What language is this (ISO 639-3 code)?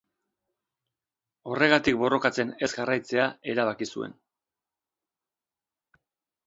eus